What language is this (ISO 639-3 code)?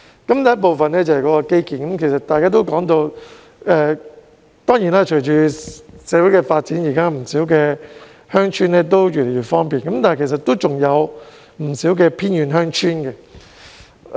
yue